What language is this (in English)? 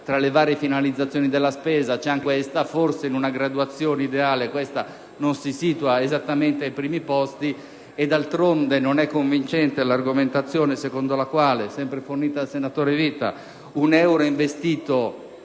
Italian